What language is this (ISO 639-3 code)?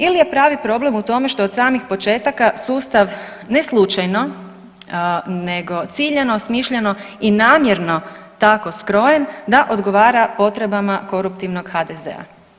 hrv